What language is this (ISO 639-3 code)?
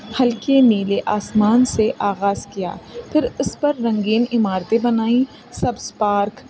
urd